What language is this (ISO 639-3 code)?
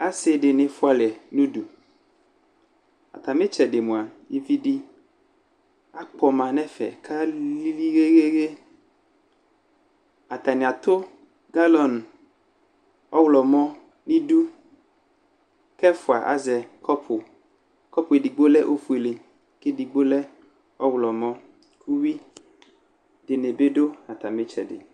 kpo